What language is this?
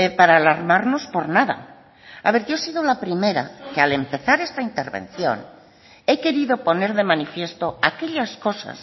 Spanish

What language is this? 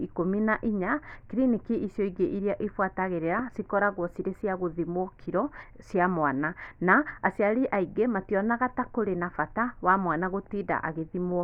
Kikuyu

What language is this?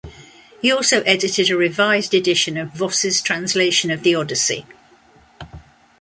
English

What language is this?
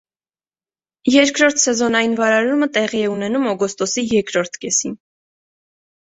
Armenian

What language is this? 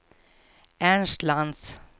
Swedish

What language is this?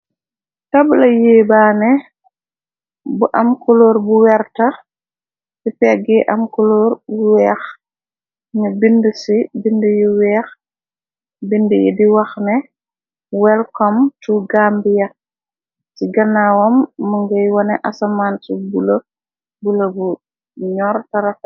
Wolof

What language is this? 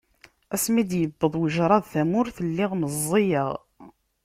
Kabyle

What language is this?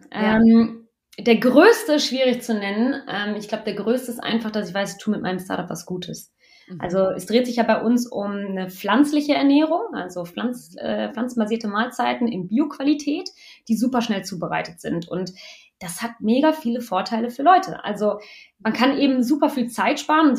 German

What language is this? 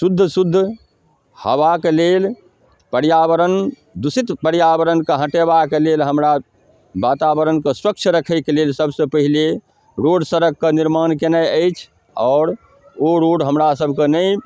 Maithili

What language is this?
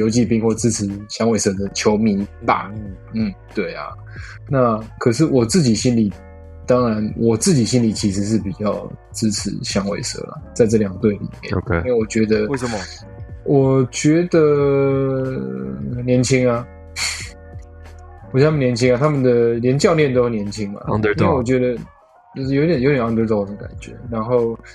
Chinese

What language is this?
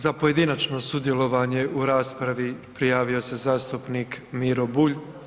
Croatian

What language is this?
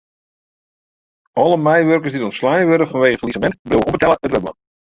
Western Frisian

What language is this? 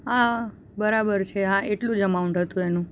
Gujarati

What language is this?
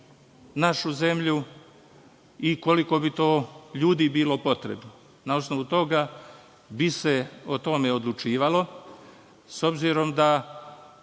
Serbian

